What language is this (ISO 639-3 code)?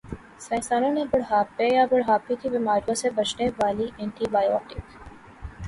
urd